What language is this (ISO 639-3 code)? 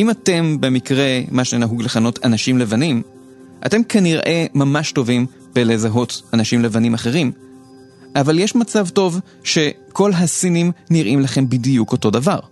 heb